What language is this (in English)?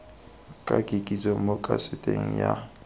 Tswana